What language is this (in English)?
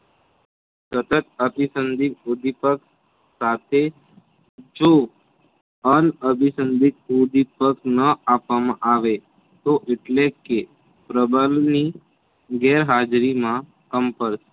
Gujarati